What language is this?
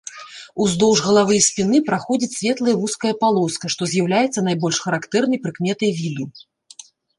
Belarusian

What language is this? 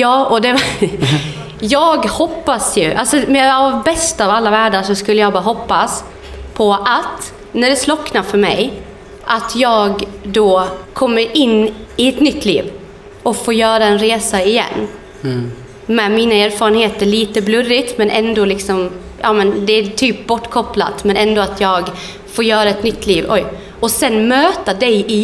Swedish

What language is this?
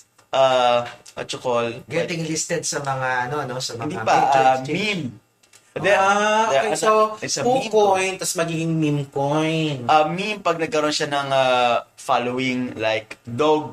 Filipino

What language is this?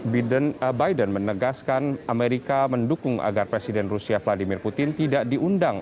Indonesian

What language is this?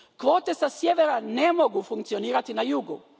Croatian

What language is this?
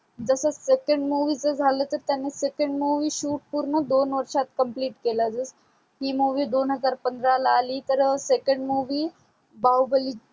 Marathi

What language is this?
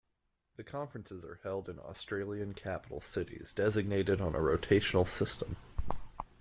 English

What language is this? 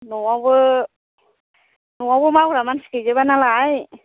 Bodo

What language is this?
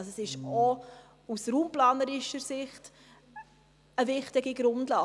Swiss German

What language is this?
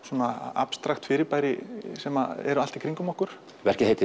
Icelandic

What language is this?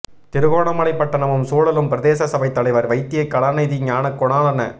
Tamil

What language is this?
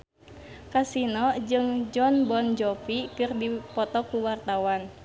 Sundanese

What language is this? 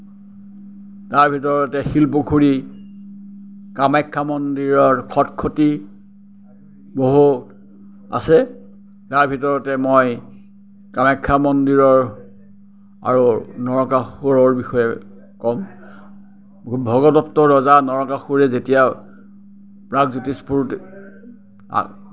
Assamese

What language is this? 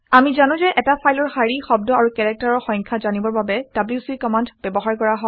Assamese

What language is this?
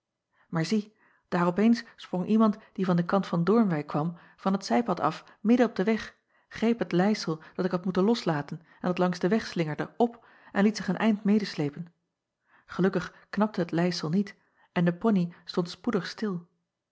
Dutch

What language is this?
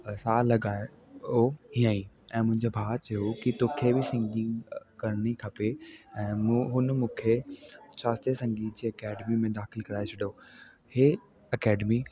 Sindhi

